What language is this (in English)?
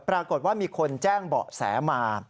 Thai